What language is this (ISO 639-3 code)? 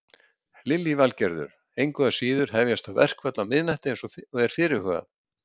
isl